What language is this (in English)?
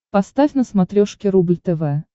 Russian